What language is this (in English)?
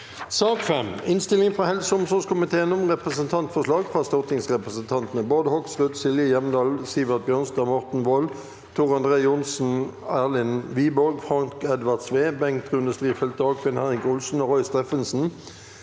Norwegian